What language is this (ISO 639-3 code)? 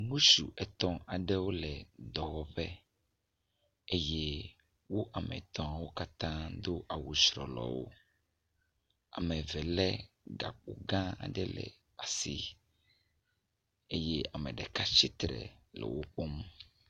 ewe